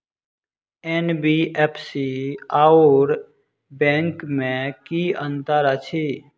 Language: Maithili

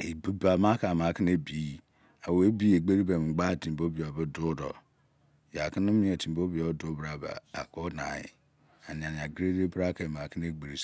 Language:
Izon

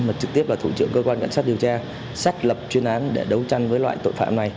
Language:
Vietnamese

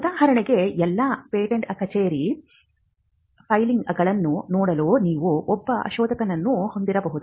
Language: Kannada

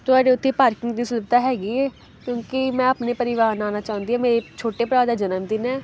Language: Punjabi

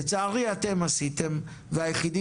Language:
Hebrew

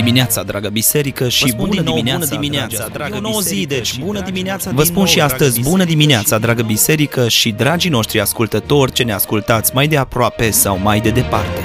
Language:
Romanian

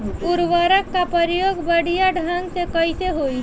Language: Bhojpuri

